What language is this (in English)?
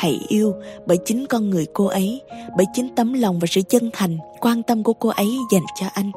Vietnamese